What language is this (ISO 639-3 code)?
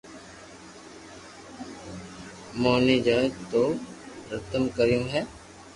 lrk